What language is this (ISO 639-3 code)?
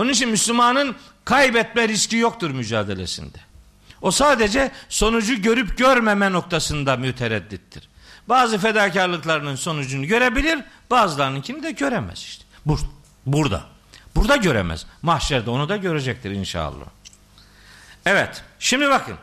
tur